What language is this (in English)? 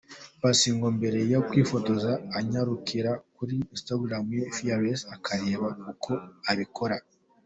Kinyarwanda